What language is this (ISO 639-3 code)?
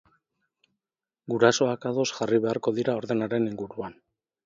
eus